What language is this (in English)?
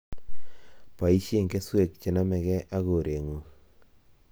Kalenjin